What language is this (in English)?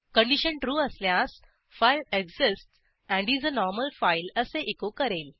Marathi